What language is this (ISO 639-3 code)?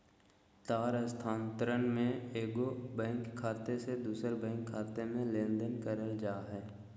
mag